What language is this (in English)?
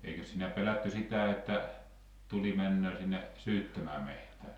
Finnish